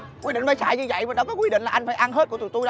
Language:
Vietnamese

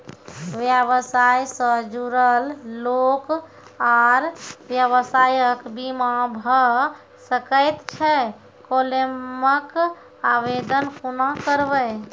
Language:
Maithili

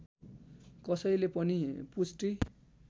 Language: Nepali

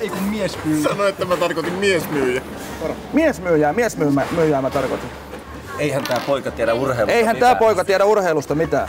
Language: Finnish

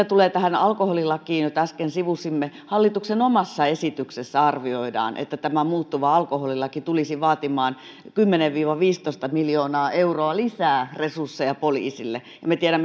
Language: Finnish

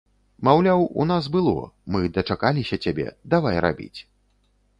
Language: Belarusian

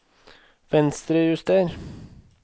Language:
Norwegian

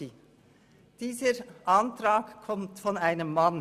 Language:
Swiss German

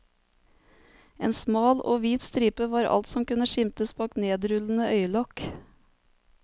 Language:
Norwegian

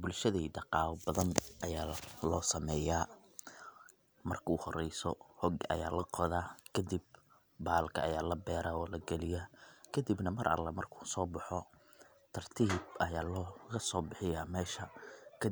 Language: Somali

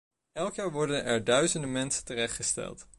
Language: Dutch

